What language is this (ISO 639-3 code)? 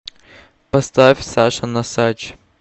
rus